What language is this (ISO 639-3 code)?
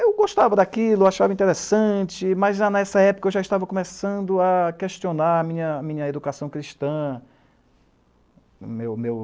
por